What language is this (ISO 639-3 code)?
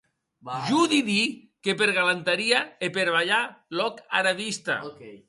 oci